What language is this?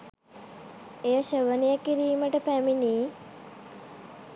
Sinhala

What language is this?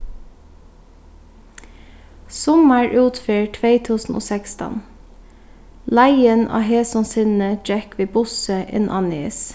Faroese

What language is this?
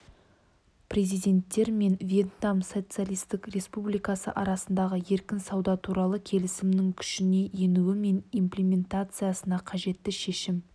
Kazakh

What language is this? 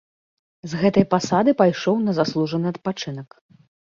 Belarusian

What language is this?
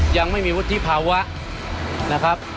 Thai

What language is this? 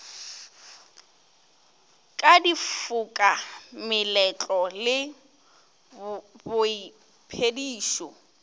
Northern Sotho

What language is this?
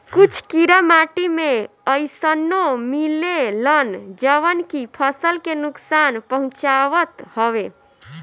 Bhojpuri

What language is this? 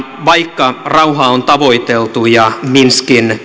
Finnish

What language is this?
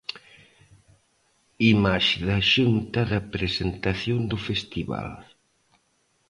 Galician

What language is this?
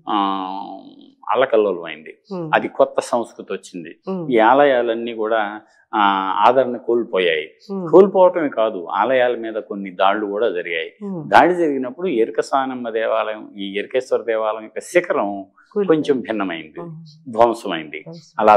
Telugu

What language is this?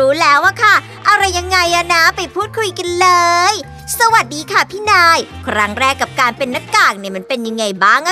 Thai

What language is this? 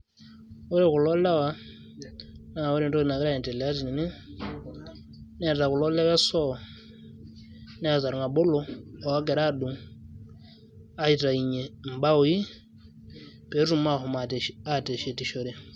Masai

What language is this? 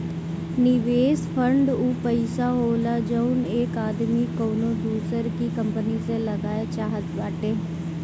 Bhojpuri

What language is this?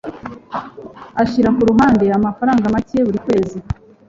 Kinyarwanda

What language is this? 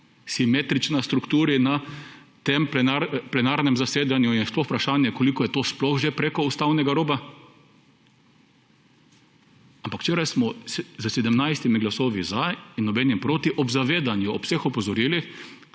Slovenian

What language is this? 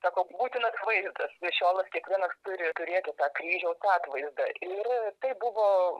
Lithuanian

